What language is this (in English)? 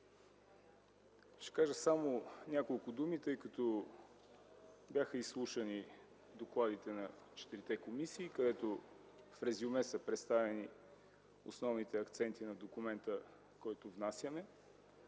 Bulgarian